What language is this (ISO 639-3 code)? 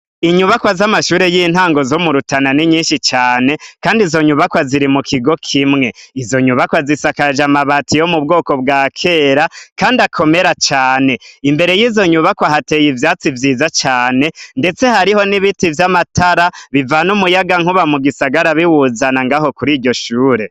run